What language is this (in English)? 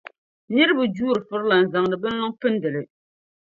Dagbani